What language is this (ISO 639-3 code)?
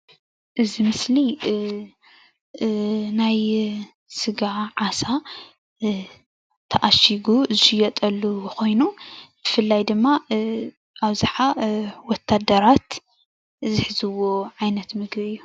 tir